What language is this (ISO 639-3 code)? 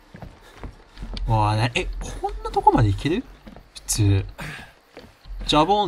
jpn